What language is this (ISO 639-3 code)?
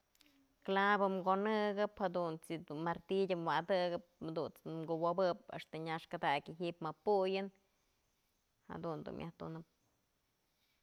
mzl